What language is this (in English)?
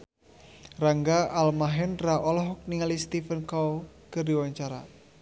Sundanese